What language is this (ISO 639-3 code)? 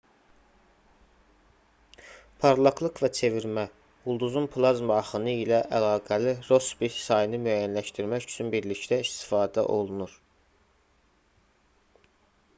aze